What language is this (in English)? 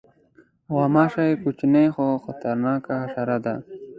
Pashto